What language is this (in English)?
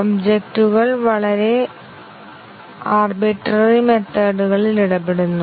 Malayalam